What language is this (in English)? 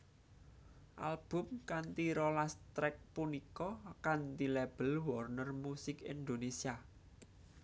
Javanese